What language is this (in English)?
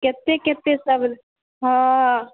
Maithili